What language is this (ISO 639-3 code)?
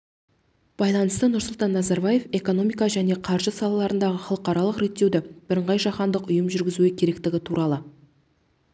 kaz